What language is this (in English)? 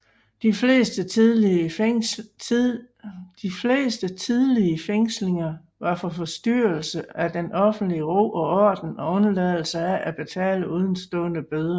Danish